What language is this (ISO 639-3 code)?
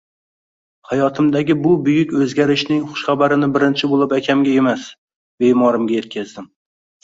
uzb